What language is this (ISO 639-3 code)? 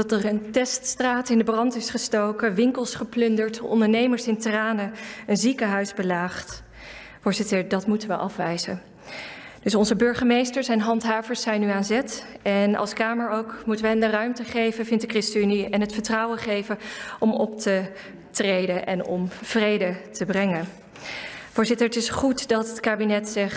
nld